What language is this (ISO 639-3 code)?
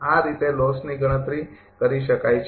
guj